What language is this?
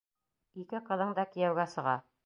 Bashkir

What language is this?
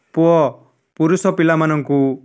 Odia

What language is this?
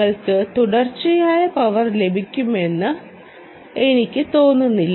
Malayalam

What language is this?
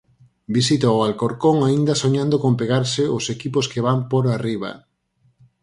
Galician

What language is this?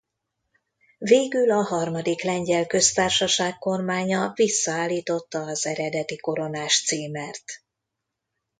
Hungarian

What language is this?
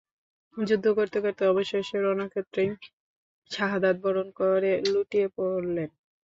Bangla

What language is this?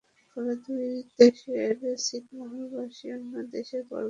Bangla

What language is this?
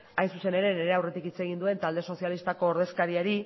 Basque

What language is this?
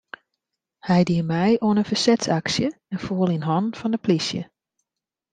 Western Frisian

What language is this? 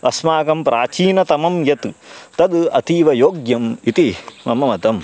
Sanskrit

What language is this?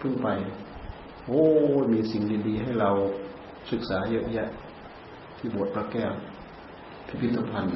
Thai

